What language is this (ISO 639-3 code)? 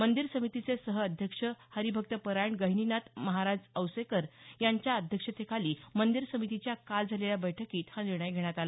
mar